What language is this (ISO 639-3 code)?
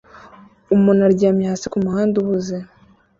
kin